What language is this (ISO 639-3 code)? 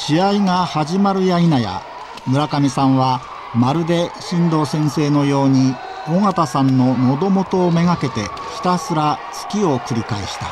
jpn